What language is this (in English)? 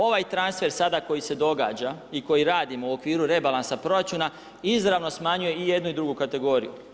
Croatian